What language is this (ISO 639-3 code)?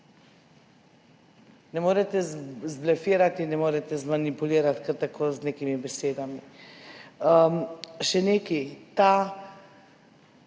slv